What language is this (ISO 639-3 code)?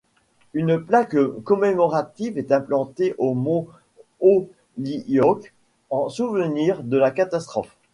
fra